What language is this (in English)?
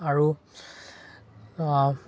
Assamese